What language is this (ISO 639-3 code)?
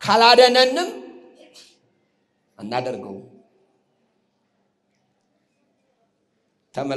ara